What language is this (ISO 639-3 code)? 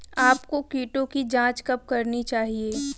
hin